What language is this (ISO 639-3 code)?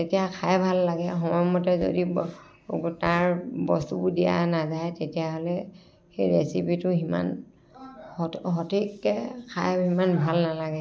asm